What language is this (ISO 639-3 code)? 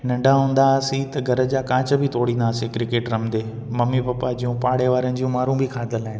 snd